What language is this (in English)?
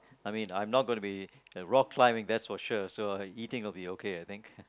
English